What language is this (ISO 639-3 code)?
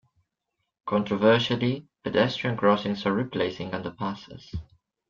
eng